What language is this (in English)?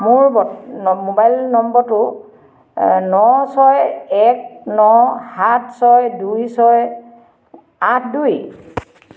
Assamese